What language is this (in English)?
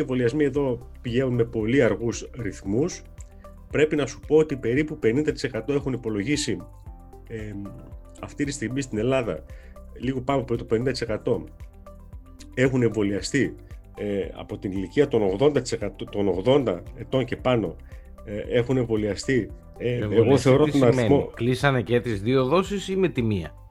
Greek